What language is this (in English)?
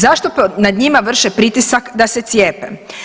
Croatian